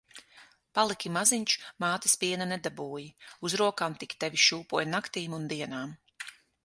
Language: Latvian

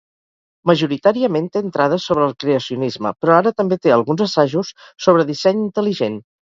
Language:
Catalan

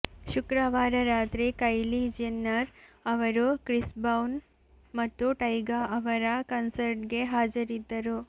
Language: Kannada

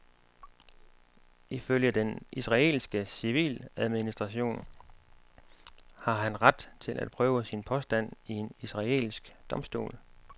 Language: Danish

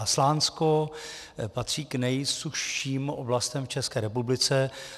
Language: Czech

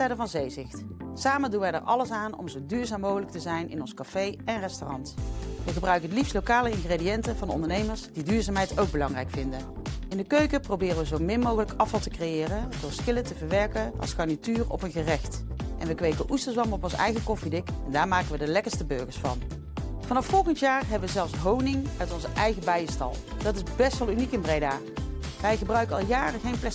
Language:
Dutch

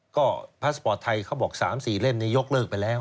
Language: Thai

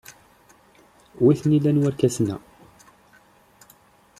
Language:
Kabyle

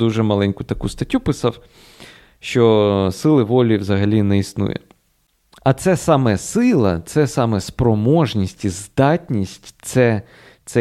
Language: Ukrainian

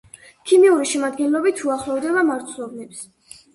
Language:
Georgian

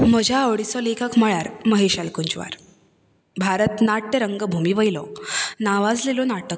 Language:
Konkani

